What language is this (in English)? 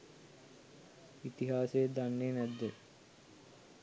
Sinhala